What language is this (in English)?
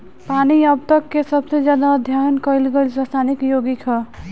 Bhojpuri